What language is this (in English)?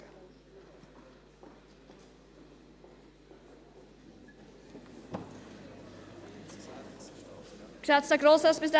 Swiss German